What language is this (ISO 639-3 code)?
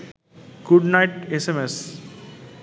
ben